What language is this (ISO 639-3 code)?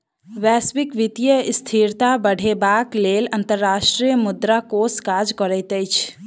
mai